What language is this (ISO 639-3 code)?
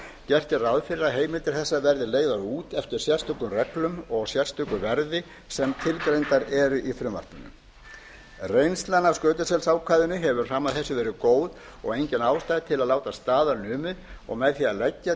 isl